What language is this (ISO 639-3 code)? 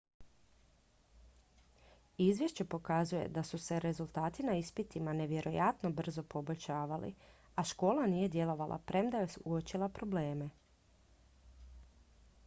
hrv